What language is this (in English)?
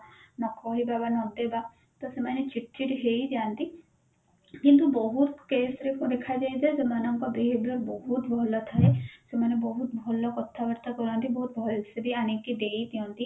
Odia